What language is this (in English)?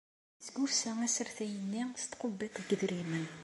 Kabyle